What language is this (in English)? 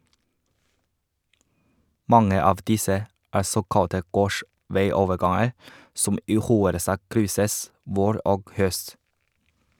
Norwegian